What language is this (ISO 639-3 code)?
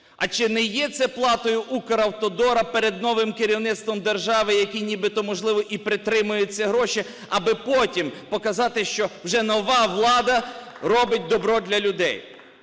ukr